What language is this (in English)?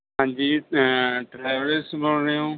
Punjabi